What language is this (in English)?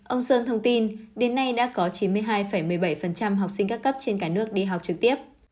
Vietnamese